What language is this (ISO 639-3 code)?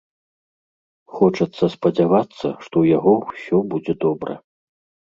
bel